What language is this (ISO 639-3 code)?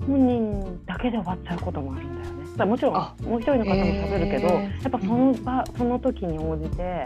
jpn